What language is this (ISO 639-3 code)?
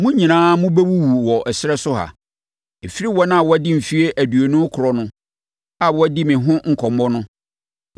aka